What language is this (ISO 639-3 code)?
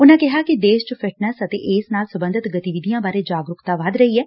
pan